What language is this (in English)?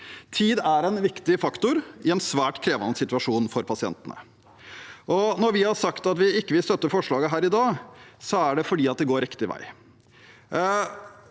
Norwegian